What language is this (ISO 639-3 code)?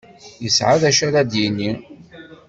kab